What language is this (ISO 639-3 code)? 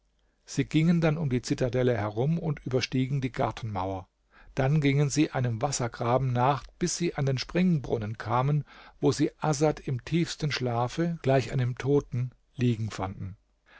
deu